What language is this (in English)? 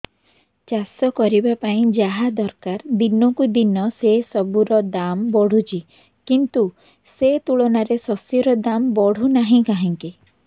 Odia